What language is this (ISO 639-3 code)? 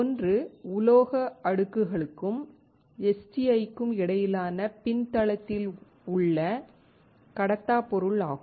tam